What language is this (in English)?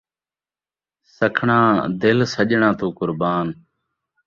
Saraiki